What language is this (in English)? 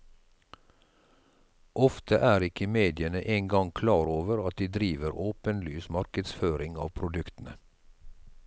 Norwegian